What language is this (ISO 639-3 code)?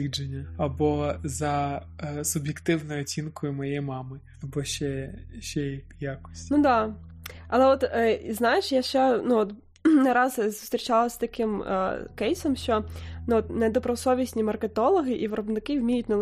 ukr